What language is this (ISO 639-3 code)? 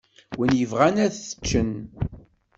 kab